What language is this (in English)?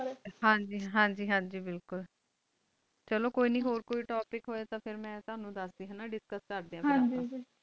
Punjabi